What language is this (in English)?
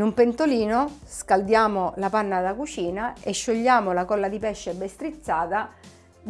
Italian